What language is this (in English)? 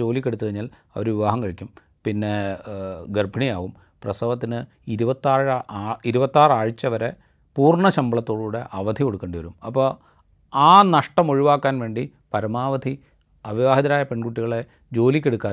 Malayalam